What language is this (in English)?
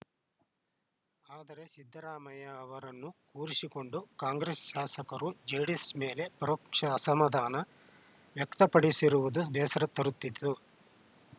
Kannada